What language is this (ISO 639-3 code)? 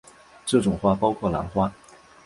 zho